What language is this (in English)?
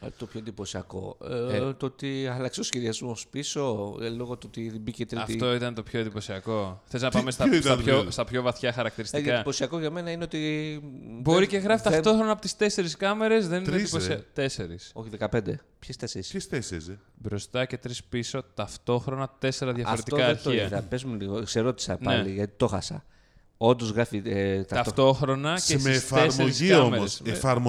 Greek